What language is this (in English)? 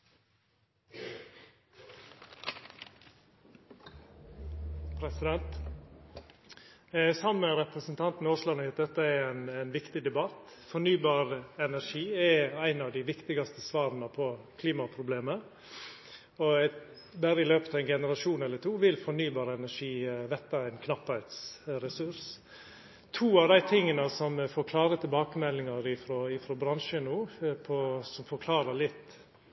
Norwegian Nynorsk